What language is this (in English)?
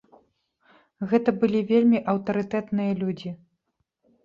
Belarusian